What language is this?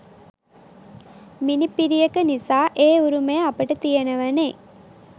Sinhala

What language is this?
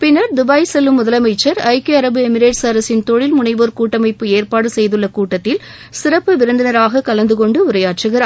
Tamil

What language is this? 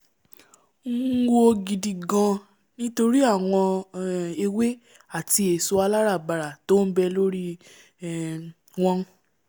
Yoruba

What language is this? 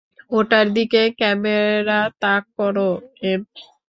Bangla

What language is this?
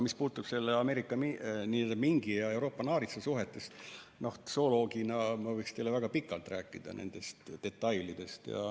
Estonian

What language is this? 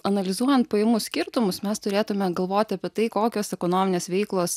Lithuanian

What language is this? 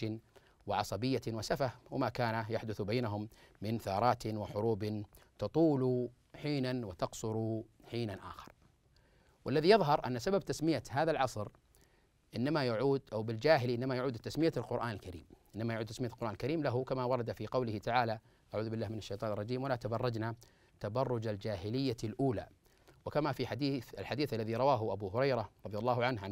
Arabic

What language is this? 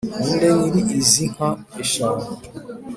Kinyarwanda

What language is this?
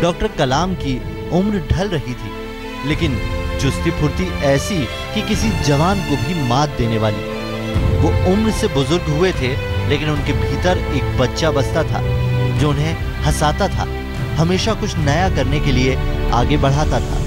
Hindi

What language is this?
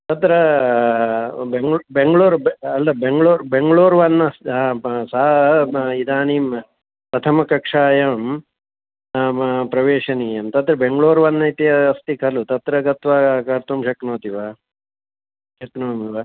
Sanskrit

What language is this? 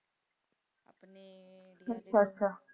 Punjabi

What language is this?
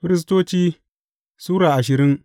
Hausa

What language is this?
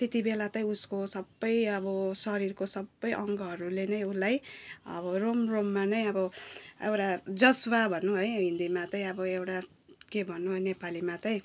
Nepali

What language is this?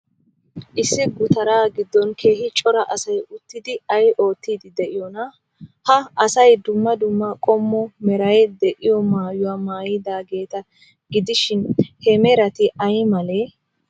Wolaytta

